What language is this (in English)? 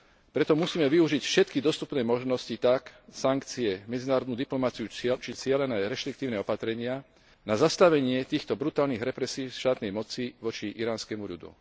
Slovak